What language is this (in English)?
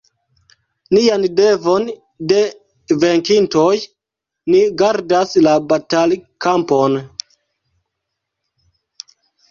Esperanto